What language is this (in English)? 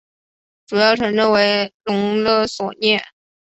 Chinese